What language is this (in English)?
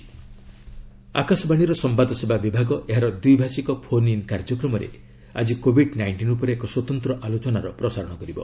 Odia